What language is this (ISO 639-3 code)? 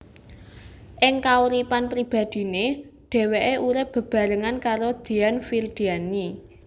jav